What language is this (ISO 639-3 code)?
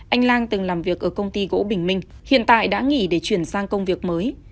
vie